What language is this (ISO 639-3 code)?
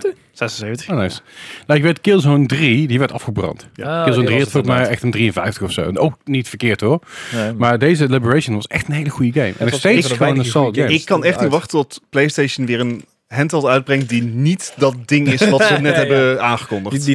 nld